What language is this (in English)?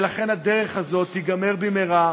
Hebrew